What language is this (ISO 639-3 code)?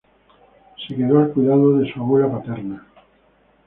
spa